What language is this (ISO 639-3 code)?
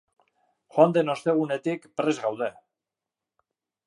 eus